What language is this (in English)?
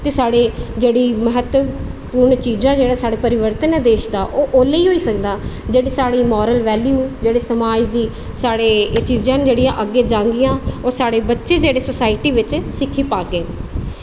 Dogri